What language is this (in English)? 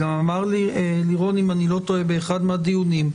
Hebrew